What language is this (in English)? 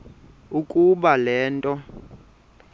Xhosa